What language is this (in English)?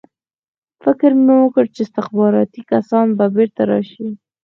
Pashto